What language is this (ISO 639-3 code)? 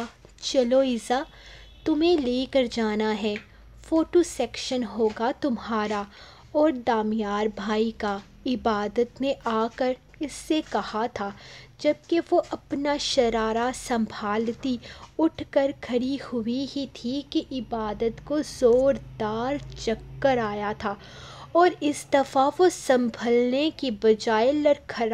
hin